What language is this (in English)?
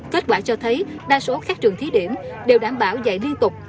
Vietnamese